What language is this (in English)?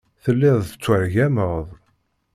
Kabyle